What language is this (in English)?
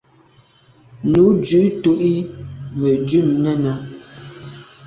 Medumba